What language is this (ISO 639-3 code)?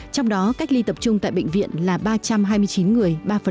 vie